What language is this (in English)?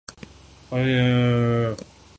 Urdu